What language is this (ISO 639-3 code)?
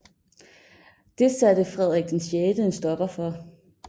dan